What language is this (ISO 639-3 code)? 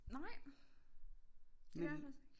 dan